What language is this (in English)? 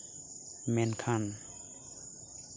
Santali